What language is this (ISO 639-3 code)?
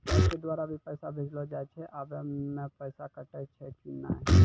mai